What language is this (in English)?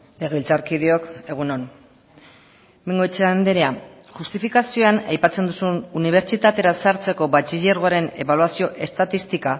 Basque